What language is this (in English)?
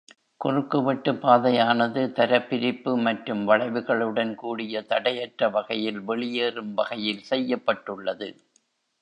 Tamil